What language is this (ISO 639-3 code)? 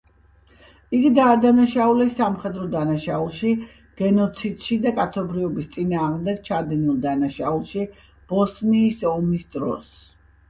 kat